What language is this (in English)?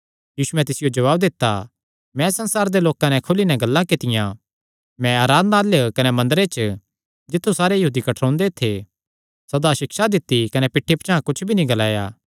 Kangri